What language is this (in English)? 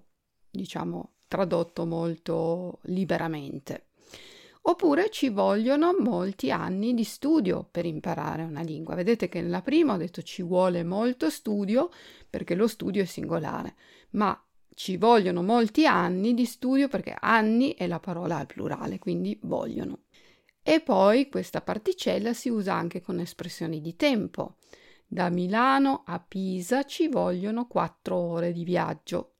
Italian